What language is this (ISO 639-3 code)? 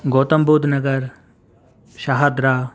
urd